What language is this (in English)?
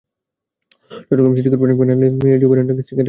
Bangla